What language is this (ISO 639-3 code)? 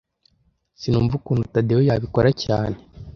kin